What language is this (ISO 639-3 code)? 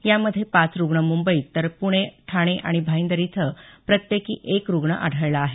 mar